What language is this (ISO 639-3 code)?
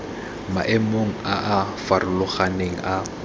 tsn